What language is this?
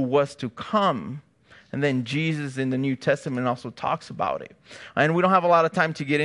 English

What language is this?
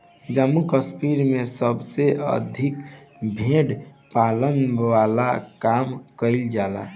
Bhojpuri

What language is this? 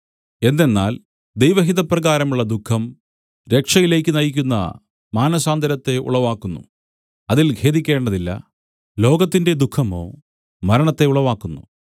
Malayalam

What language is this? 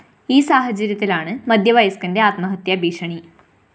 Malayalam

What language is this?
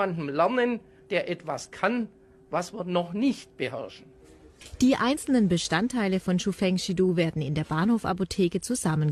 German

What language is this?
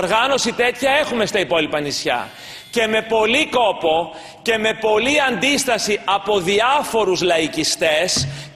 Greek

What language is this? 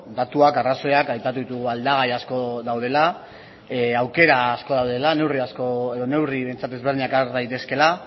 Basque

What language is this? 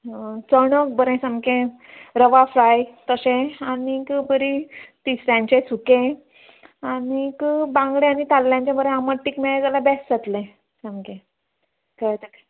Konkani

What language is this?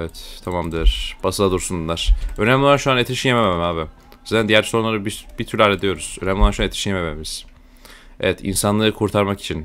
Turkish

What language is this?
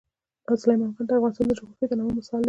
Pashto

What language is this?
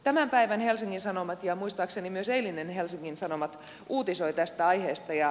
Finnish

